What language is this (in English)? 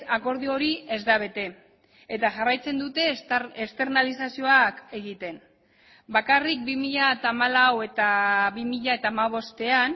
Basque